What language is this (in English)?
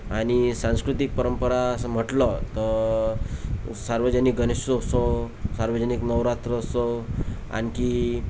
Marathi